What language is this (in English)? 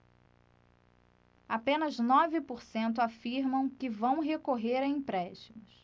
Portuguese